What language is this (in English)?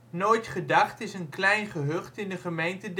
Dutch